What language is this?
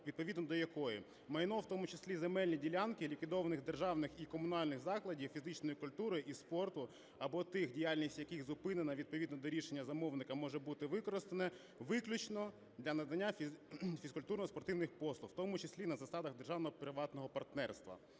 Ukrainian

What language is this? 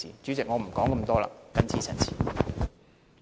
Cantonese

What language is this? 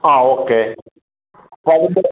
Malayalam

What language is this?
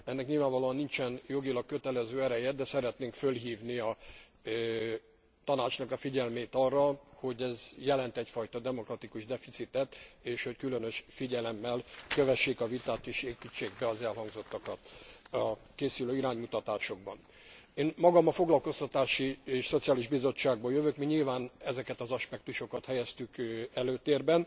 Hungarian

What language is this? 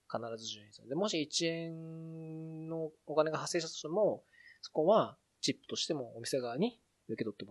Japanese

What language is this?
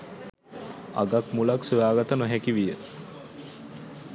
Sinhala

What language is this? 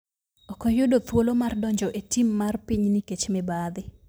Luo (Kenya and Tanzania)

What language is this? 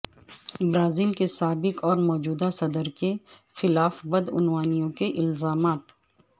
Urdu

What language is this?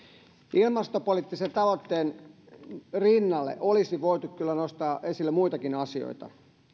Finnish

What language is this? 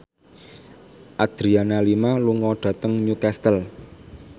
Javanese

